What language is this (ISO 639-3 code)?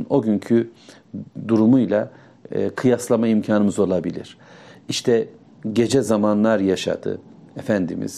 tur